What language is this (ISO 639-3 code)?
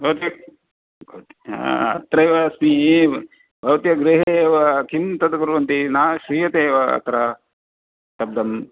san